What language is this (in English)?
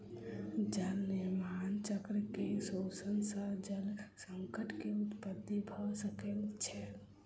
Maithili